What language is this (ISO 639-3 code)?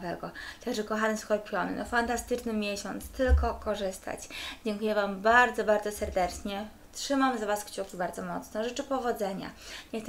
pol